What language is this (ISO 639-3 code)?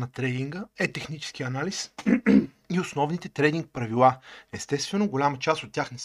bul